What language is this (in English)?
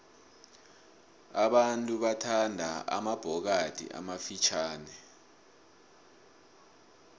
South Ndebele